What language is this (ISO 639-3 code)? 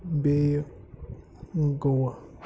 kas